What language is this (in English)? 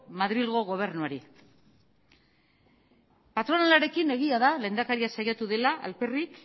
Basque